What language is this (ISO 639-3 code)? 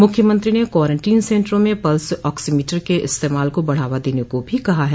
hin